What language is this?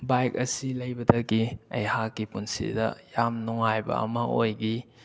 Manipuri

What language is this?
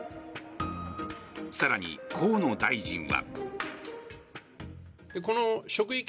Japanese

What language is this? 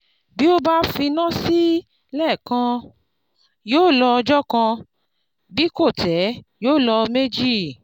Yoruba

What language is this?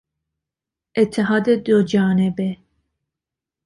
Persian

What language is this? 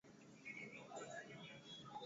Swahili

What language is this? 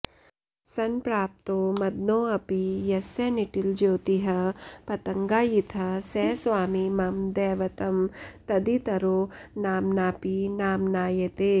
Sanskrit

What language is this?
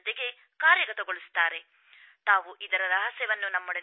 Kannada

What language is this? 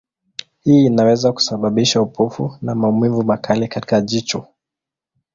Swahili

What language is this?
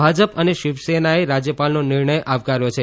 Gujarati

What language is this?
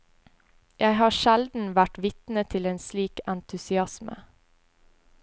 Norwegian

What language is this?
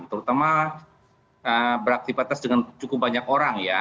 Indonesian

